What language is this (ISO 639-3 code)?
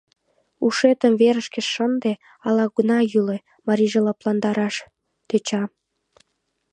chm